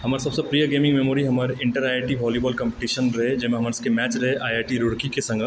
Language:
Maithili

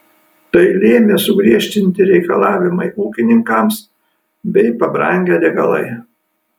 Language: Lithuanian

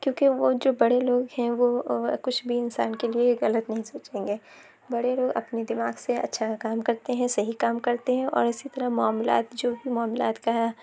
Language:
Urdu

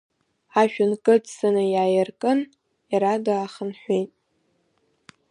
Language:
Abkhazian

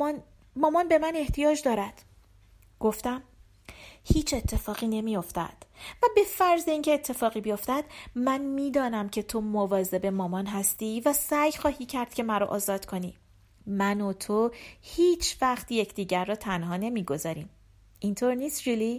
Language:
Persian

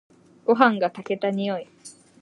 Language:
Japanese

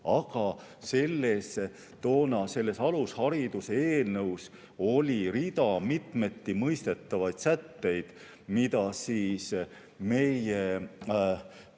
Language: Estonian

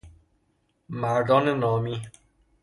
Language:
Persian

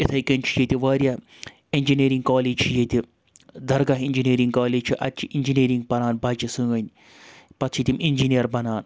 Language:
Kashmiri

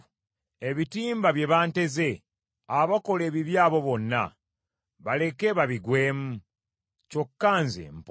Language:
Ganda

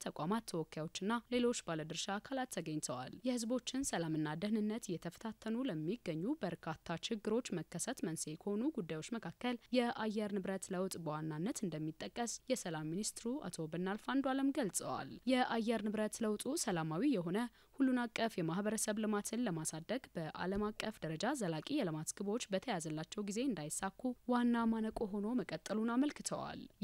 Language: Arabic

